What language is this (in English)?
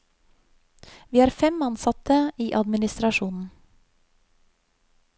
Norwegian